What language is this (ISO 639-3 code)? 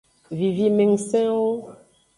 ajg